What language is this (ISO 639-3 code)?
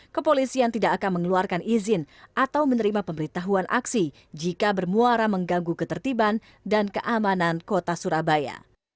ind